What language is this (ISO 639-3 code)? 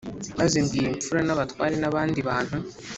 kin